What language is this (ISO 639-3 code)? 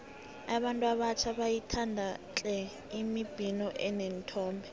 nbl